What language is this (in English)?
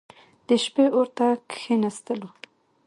Pashto